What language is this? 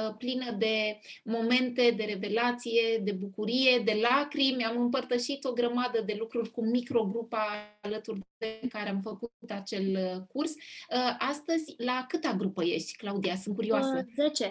Romanian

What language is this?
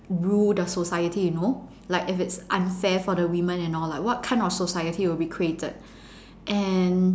English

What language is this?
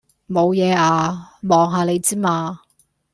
Cantonese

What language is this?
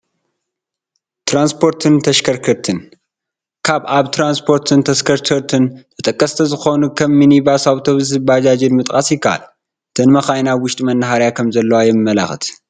Tigrinya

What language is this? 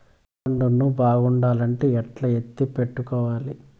Telugu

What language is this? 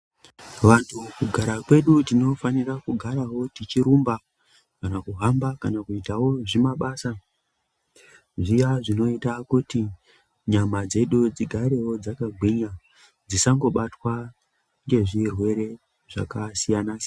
Ndau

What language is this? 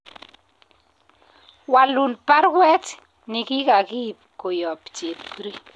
Kalenjin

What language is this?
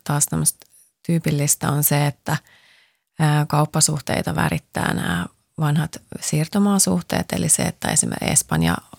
Finnish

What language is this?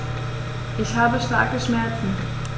German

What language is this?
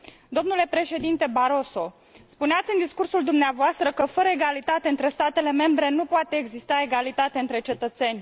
Romanian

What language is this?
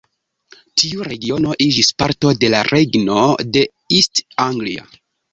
Esperanto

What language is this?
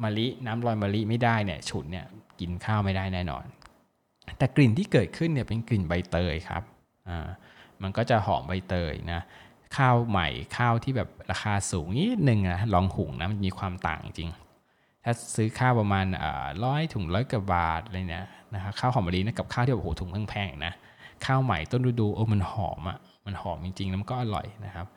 Thai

